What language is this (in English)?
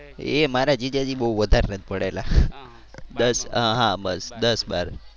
Gujarati